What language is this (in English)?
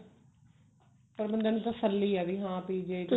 Punjabi